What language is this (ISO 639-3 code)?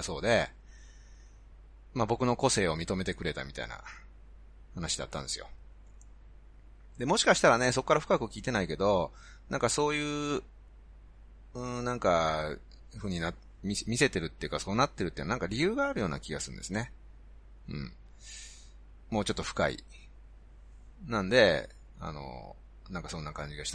jpn